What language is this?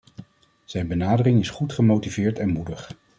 Dutch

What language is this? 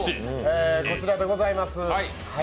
Japanese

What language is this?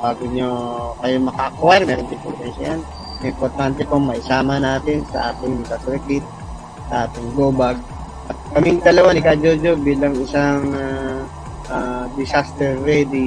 Filipino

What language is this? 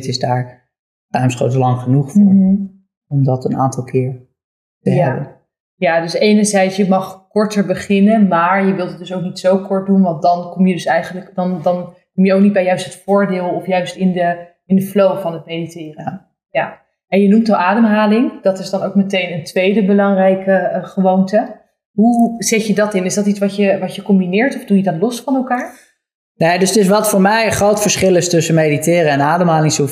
Dutch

